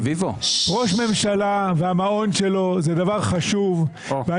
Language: Hebrew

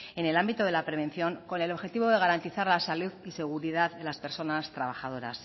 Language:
Spanish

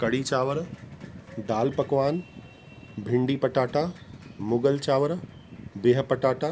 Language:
Sindhi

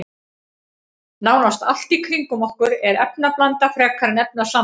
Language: Icelandic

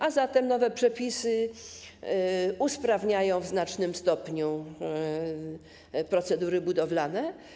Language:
Polish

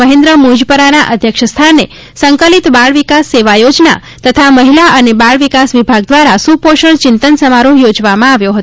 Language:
Gujarati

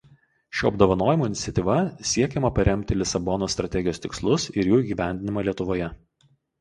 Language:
Lithuanian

